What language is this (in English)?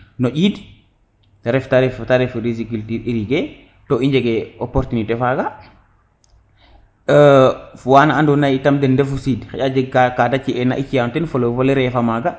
Serer